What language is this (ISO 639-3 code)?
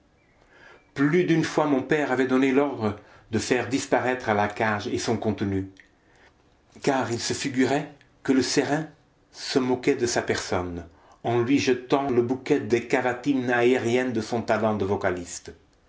fra